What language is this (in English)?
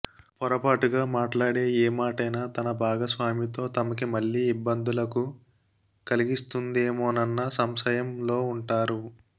Telugu